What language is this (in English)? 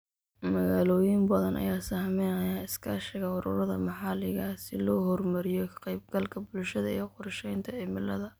Somali